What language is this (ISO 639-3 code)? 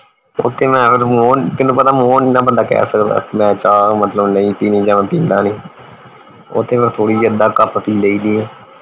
pan